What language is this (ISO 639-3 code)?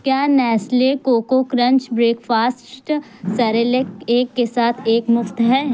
urd